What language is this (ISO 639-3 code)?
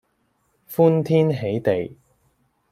yue